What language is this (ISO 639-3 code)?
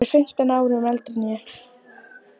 isl